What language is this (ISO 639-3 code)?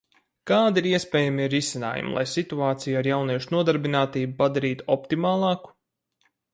lav